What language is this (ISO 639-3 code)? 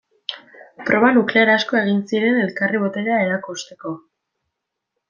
eus